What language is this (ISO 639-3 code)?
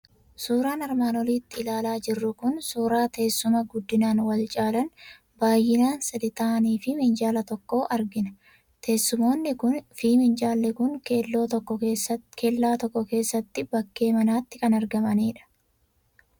orm